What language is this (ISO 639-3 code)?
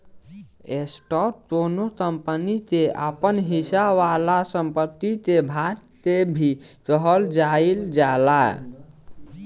bho